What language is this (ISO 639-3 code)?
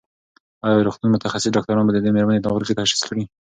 pus